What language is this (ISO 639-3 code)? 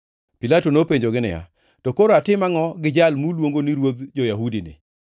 luo